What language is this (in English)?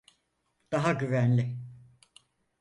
Turkish